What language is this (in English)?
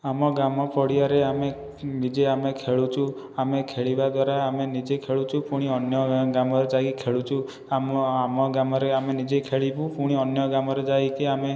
Odia